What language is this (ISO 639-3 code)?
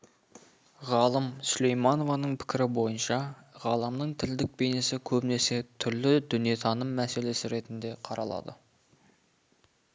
kaz